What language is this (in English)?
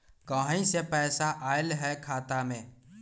Magahi